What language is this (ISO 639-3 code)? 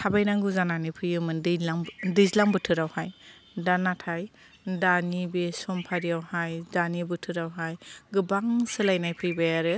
brx